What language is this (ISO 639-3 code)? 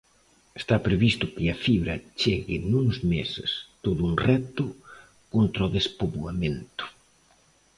glg